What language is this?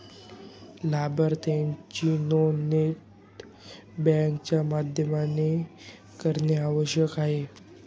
Marathi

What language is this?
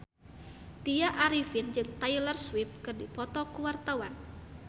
Sundanese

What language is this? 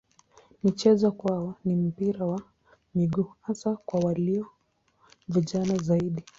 Swahili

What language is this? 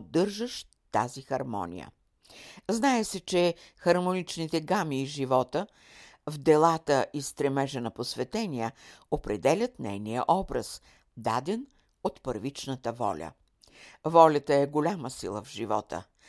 Bulgarian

